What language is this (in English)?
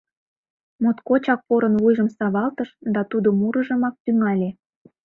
Mari